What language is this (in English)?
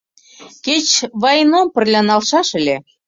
Mari